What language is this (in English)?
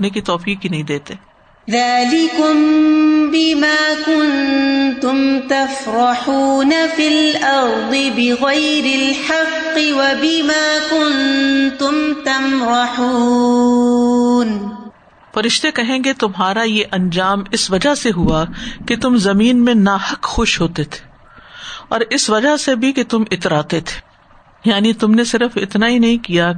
Urdu